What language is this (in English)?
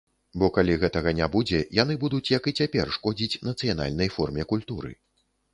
Belarusian